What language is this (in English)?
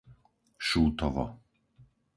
Slovak